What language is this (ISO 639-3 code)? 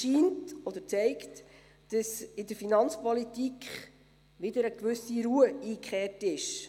gsw